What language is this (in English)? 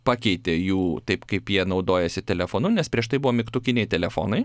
Lithuanian